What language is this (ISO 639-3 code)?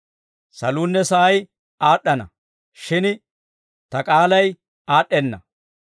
dwr